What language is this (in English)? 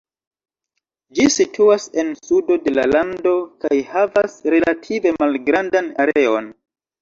Esperanto